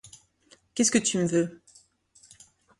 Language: French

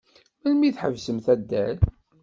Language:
Kabyle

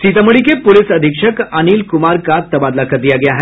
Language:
Hindi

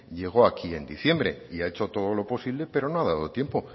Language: Spanish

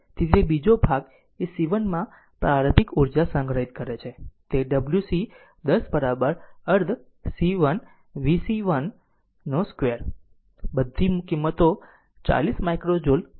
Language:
Gujarati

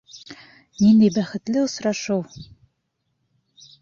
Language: Bashkir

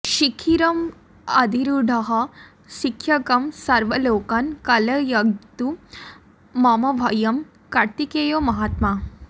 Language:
Sanskrit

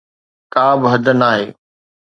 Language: Sindhi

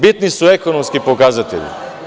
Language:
Serbian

